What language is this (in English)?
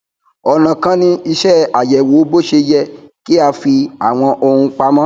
Yoruba